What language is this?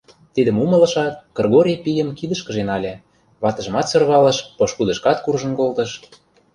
Mari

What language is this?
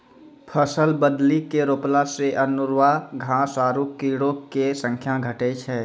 Maithili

